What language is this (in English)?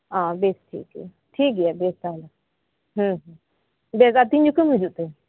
Santali